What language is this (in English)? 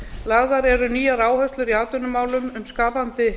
Icelandic